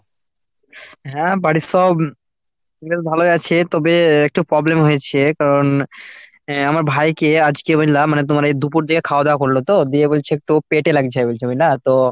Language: Bangla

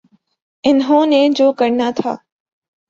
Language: Urdu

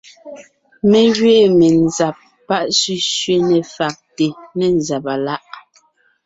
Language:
Ngiemboon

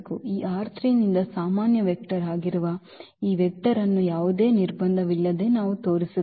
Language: Kannada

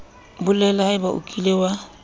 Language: Southern Sotho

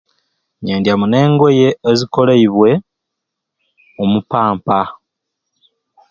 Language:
Ruuli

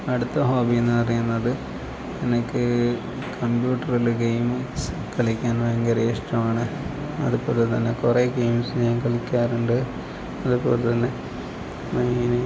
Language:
Malayalam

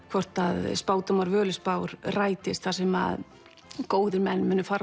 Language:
Icelandic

